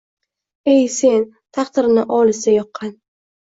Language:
Uzbek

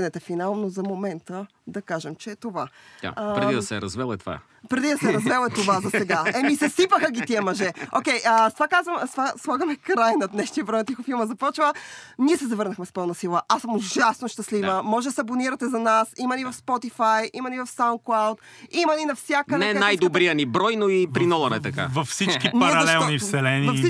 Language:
Bulgarian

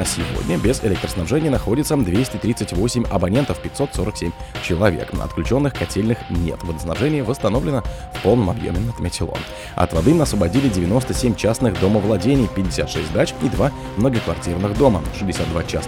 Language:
Russian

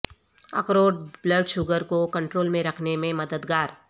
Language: Urdu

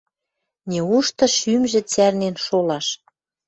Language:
Western Mari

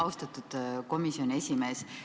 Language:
Estonian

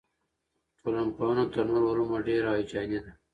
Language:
Pashto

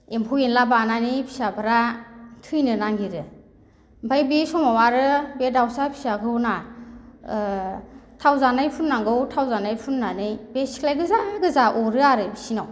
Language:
Bodo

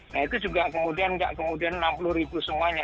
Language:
Indonesian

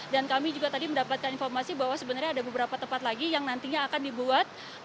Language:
Indonesian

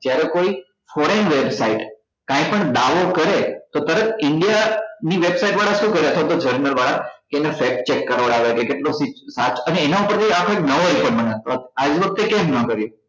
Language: Gujarati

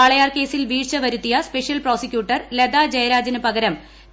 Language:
Malayalam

